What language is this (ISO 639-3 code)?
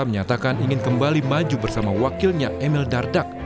ind